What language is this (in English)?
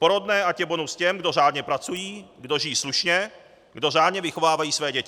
Czech